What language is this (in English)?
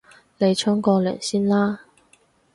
Cantonese